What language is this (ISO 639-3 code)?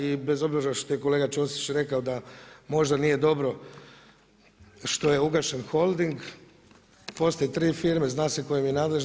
hrv